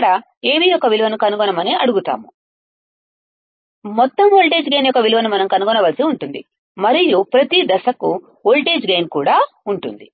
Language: Telugu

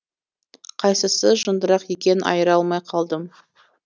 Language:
Kazakh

